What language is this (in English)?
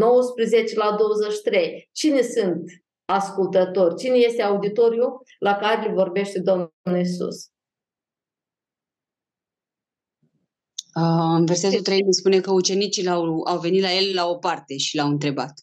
Romanian